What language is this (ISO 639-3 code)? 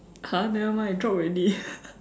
eng